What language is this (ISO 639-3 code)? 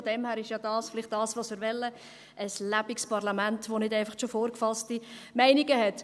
gsw